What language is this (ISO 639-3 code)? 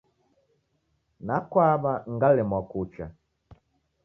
dav